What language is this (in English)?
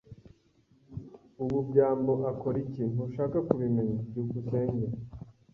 Kinyarwanda